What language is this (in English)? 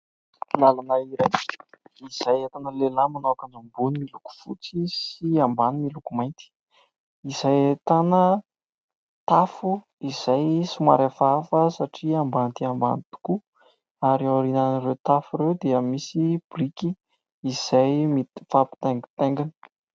Malagasy